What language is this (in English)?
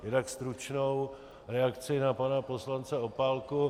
Czech